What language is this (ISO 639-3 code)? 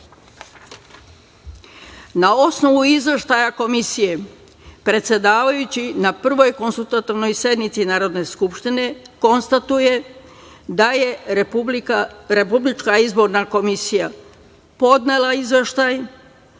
srp